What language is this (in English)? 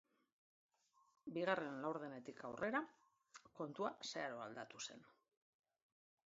Basque